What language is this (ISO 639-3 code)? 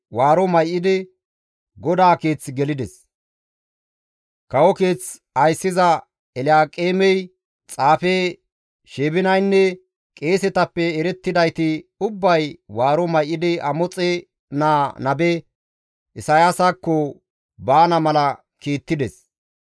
gmv